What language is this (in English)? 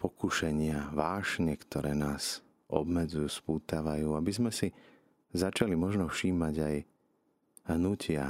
Slovak